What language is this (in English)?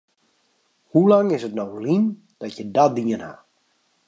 Western Frisian